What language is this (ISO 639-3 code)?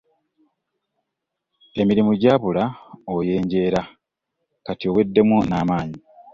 lug